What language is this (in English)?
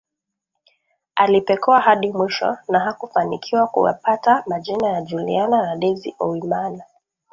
Swahili